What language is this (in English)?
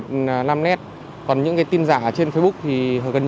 Vietnamese